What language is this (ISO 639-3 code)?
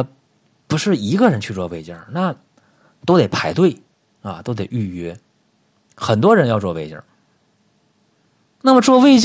zho